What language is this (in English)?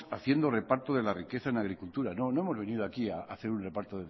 Spanish